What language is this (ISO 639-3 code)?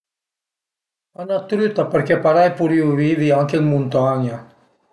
pms